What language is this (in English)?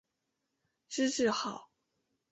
Chinese